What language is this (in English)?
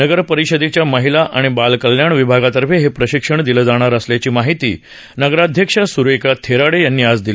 Marathi